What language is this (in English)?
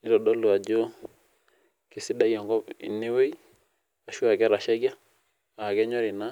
Masai